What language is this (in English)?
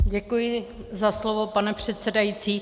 Czech